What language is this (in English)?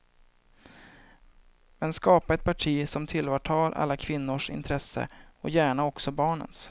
Swedish